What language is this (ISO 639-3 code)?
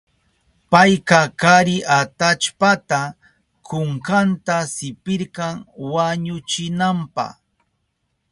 qup